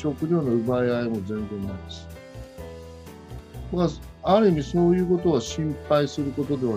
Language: Japanese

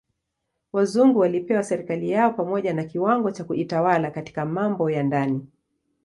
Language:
Swahili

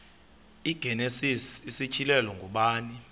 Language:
Xhosa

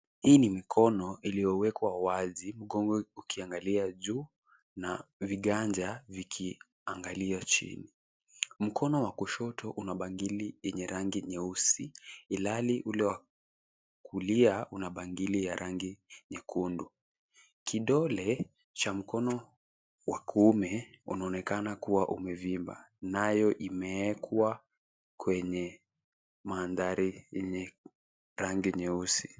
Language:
Swahili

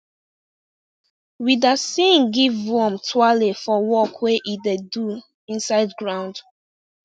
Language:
Nigerian Pidgin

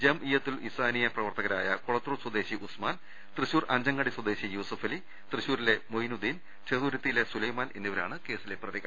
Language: Malayalam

